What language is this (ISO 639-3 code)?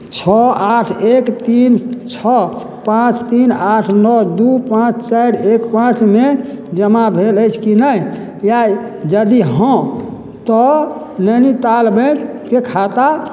mai